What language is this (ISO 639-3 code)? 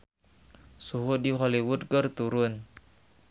sun